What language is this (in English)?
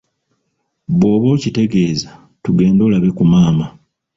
Ganda